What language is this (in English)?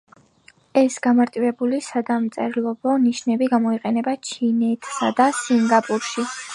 Georgian